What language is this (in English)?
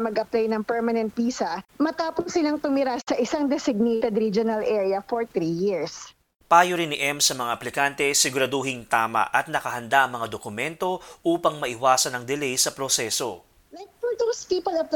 Filipino